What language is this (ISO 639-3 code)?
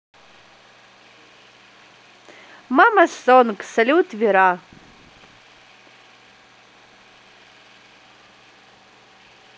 rus